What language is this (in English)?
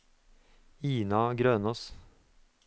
Norwegian